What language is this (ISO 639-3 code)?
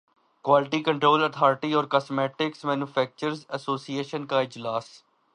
urd